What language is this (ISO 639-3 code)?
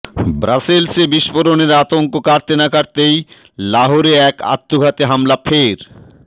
ben